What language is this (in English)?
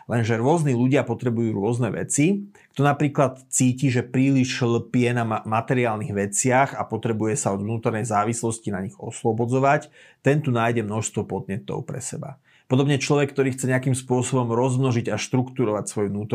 Slovak